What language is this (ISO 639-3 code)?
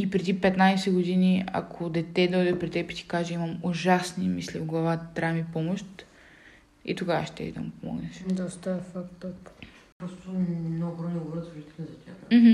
bul